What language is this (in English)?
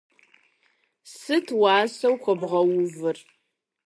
Kabardian